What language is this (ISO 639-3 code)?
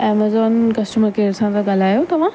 snd